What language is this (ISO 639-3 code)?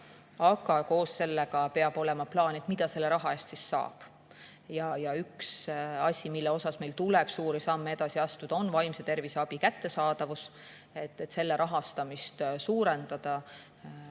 est